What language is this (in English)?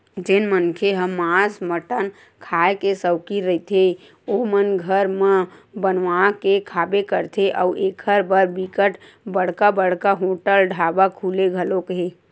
Chhattisgarhi